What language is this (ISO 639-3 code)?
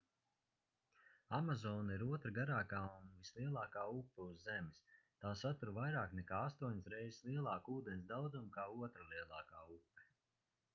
lav